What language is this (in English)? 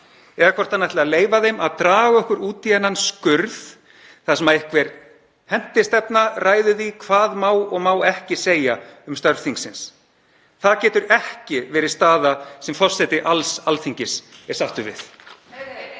Icelandic